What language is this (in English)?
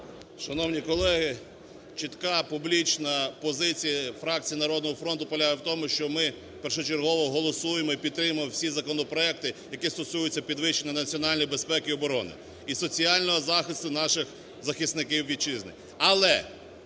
Ukrainian